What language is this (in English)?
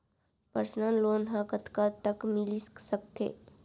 Chhattisgarhi